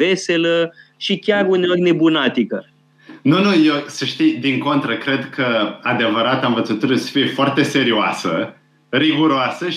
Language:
Romanian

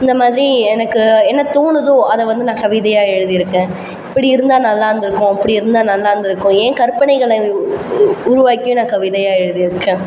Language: Tamil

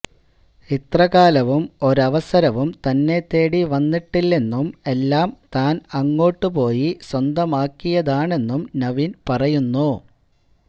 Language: Malayalam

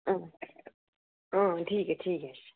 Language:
Dogri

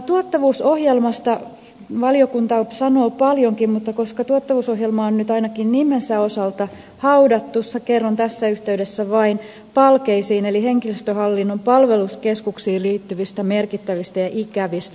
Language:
Finnish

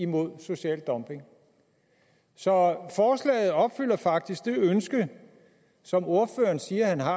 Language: Danish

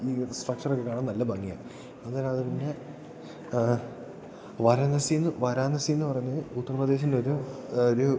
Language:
Malayalam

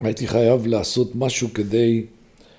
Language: Hebrew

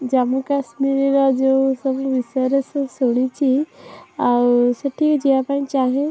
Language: Odia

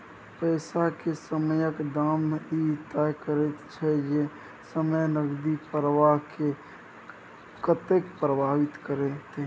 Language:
Maithili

